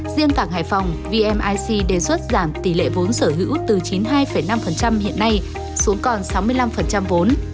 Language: Vietnamese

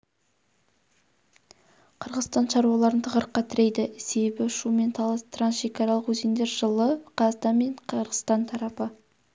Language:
Kazakh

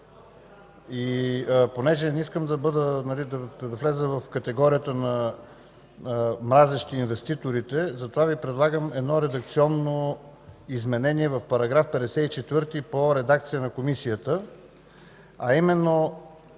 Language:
Bulgarian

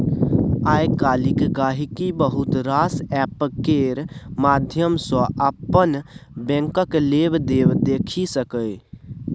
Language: Maithili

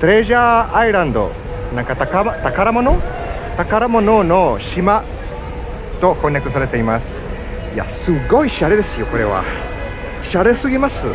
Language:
Japanese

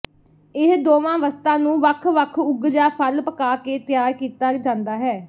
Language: Punjabi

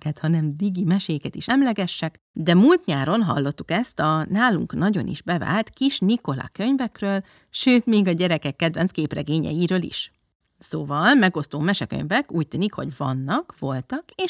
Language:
Hungarian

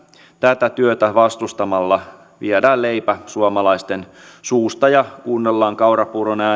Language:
Finnish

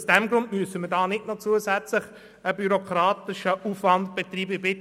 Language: Swiss German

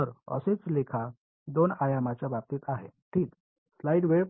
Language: Marathi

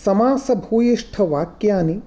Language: Sanskrit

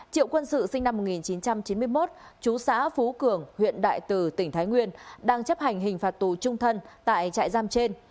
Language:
Vietnamese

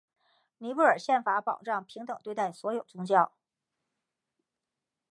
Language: Chinese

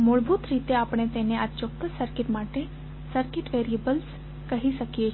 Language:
Gujarati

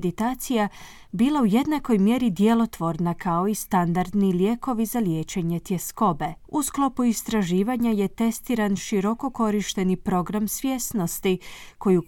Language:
Croatian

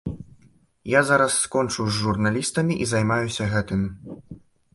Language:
Belarusian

